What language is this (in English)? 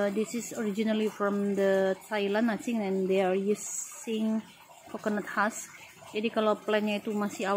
Indonesian